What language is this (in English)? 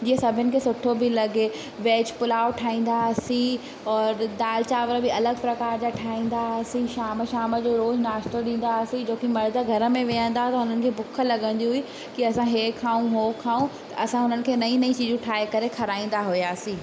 Sindhi